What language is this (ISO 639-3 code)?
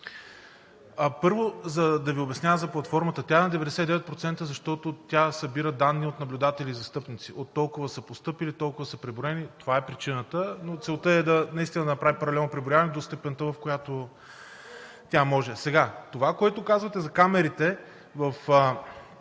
bul